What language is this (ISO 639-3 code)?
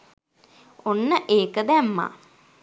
sin